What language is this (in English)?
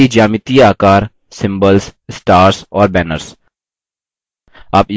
Hindi